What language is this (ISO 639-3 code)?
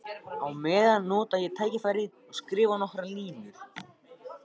isl